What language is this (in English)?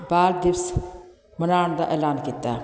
Punjabi